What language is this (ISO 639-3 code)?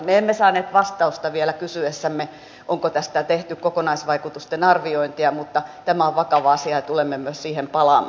fin